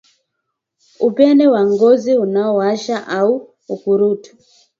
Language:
Swahili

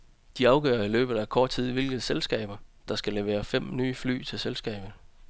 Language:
Danish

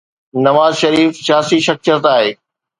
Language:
Sindhi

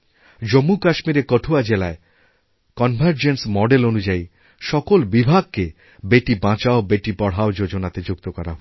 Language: Bangla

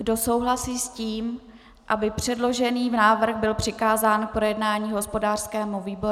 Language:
Czech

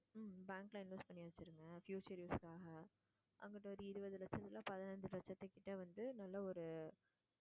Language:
Tamil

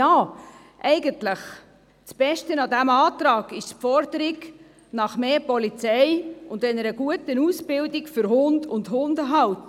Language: Swiss German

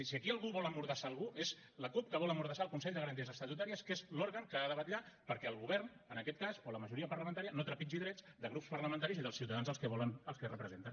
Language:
Catalan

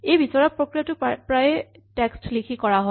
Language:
Assamese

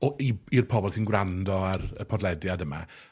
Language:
Welsh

